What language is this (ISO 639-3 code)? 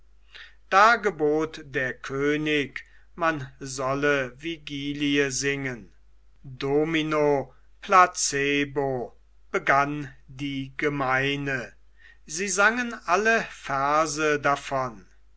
deu